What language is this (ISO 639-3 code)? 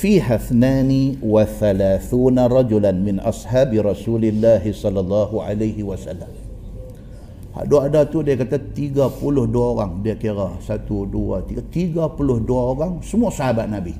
msa